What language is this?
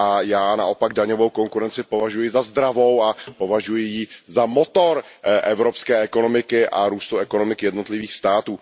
Czech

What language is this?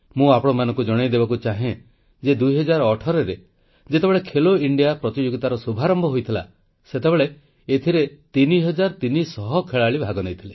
Odia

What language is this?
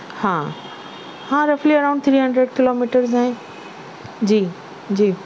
Urdu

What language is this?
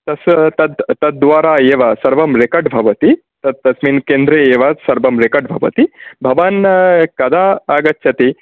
Sanskrit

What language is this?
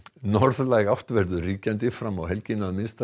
Icelandic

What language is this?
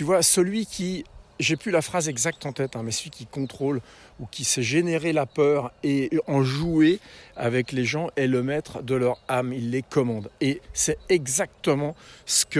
French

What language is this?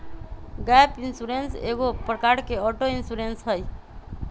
Magahi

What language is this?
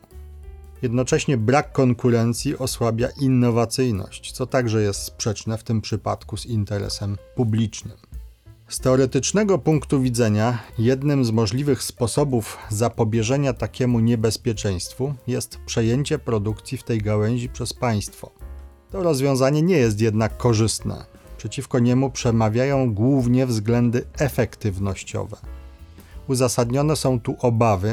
Polish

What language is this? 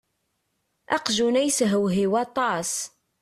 Kabyle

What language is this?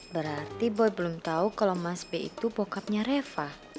Indonesian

